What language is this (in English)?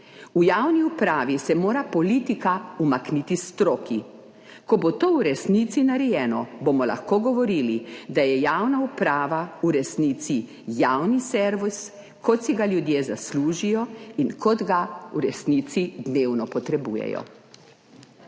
Slovenian